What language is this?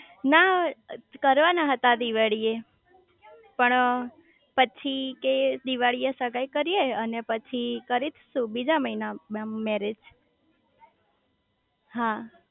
Gujarati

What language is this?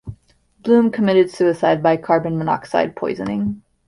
English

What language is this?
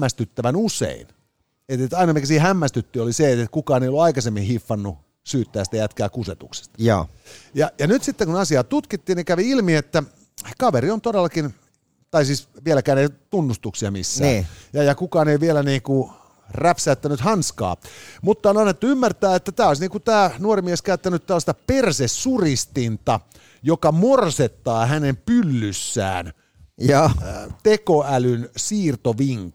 Finnish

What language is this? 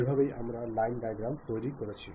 Bangla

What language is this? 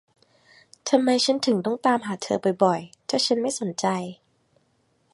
Thai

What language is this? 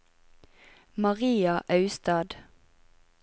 Norwegian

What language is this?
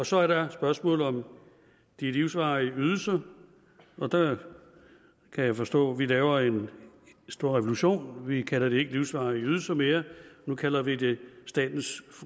Danish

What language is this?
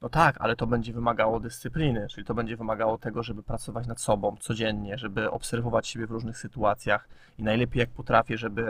Polish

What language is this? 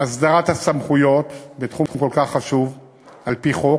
Hebrew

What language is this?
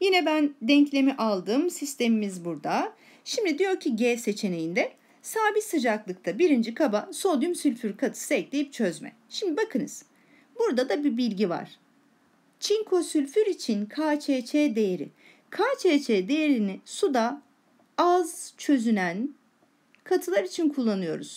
Turkish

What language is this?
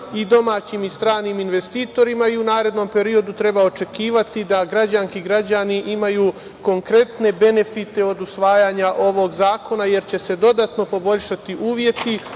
Serbian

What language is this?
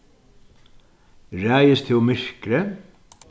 Faroese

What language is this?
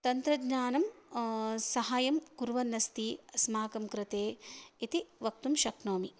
Sanskrit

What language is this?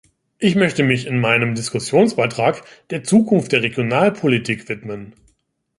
German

